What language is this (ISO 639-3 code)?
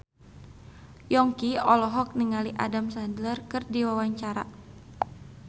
sun